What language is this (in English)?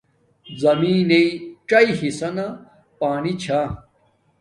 Domaaki